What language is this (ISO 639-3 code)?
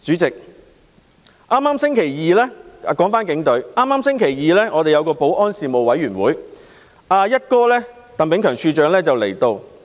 yue